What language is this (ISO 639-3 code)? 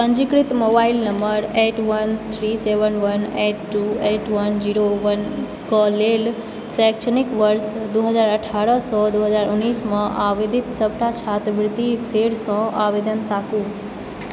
mai